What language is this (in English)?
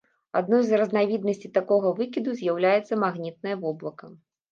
Belarusian